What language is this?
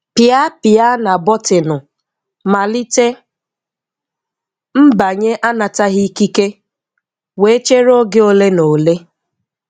Igbo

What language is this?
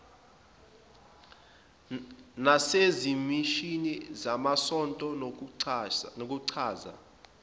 Zulu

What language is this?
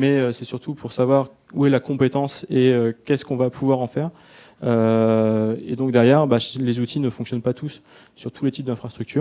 French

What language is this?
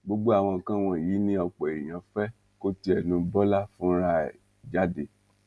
Yoruba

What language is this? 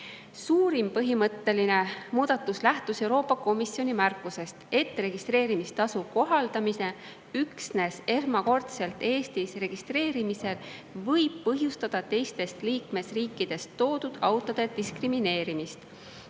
Estonian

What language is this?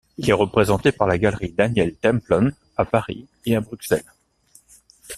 French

